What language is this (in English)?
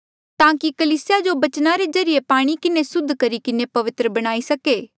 Mandeali